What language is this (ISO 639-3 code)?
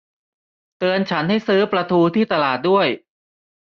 tha